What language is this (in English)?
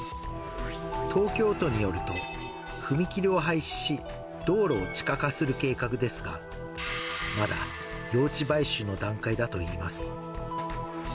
Japanese